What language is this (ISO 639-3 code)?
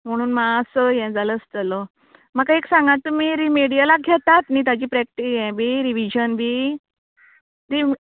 kok